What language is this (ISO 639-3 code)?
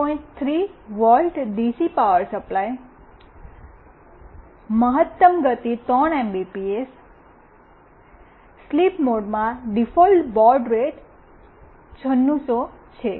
guj